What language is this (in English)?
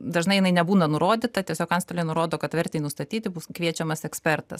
Lithuanian